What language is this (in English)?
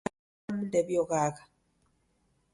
Taita